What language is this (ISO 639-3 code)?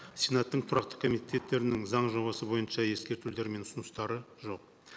kaz